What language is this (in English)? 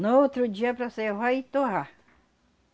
Portuguese